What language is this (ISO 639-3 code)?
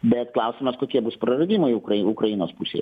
lit